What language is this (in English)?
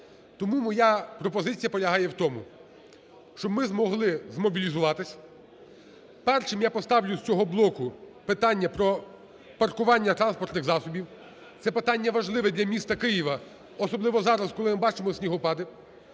Ukrainian